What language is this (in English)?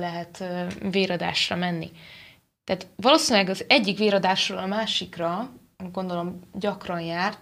Hungarian